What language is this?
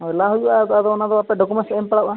Santali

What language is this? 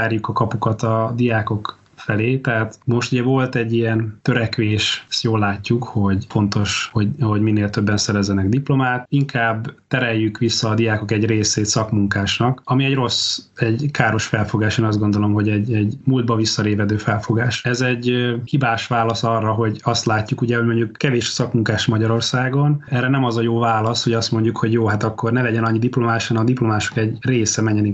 Hungarian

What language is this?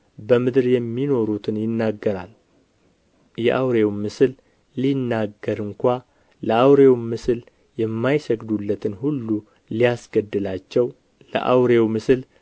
Amharic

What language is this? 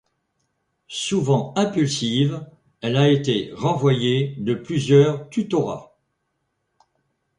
French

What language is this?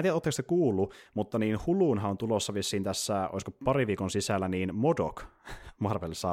Finnish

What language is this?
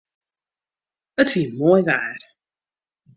Western Frisian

